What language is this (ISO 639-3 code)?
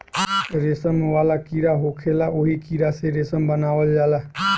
bho